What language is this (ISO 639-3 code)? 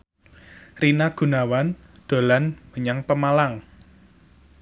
jav